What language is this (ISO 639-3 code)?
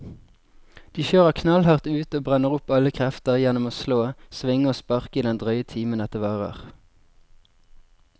nor